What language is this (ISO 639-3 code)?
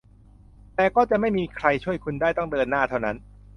tha